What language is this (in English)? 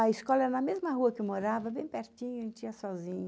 Portuguese